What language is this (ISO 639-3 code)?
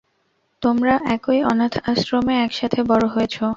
ben